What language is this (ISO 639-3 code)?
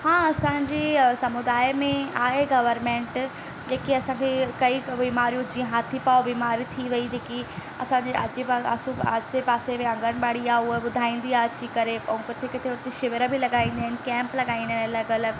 snd